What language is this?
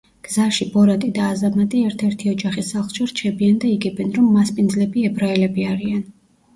Georgian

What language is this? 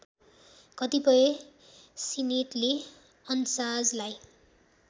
Nepali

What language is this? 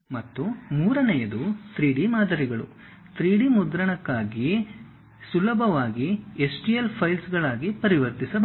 Kannada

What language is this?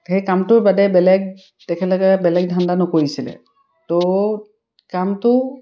Assamese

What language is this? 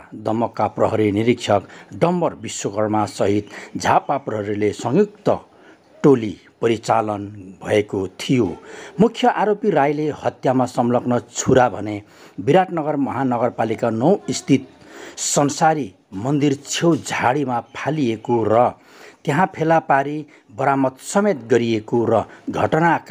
Hindi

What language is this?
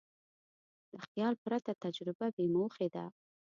Pashto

